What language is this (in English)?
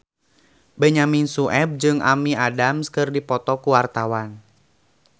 Sundanese